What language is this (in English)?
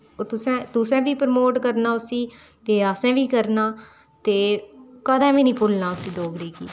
Dogri